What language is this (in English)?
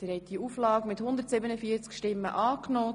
Swiss German